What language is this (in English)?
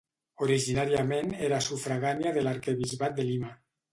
Catalan